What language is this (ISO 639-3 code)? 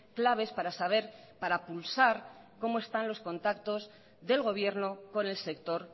spa